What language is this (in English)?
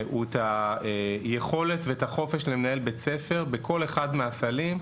Hebrew